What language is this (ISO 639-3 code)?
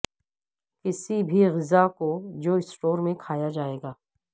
urd